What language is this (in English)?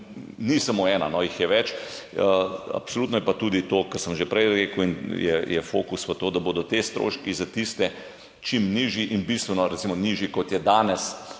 Slovenian